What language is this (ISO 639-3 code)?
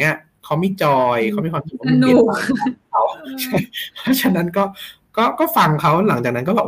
tha